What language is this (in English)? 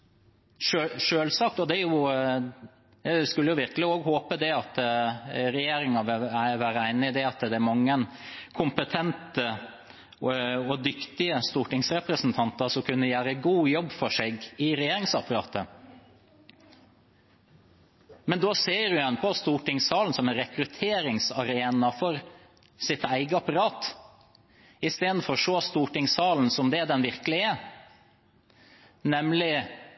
Norwegian Bokmål